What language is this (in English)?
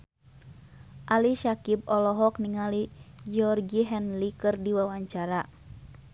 Sundanese